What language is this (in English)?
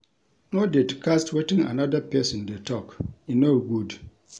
Nigerian Pidgin